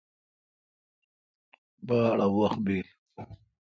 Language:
Kalkoti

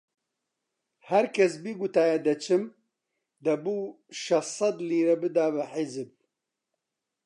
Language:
Central Kurdish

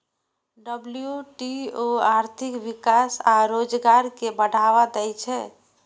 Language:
Maithili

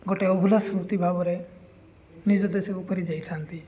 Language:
Odia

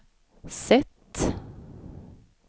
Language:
Swedish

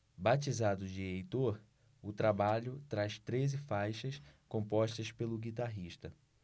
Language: Portuguese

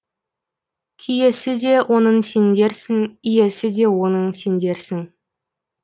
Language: Kazakh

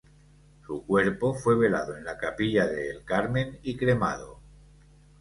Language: Spanish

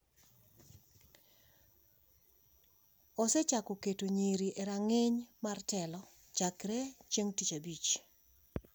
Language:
Luo (Kenya and Tanzania)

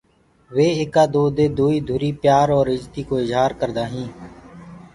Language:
Gurgula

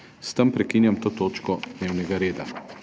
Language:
Slovenian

